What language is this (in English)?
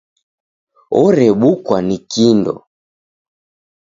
Taita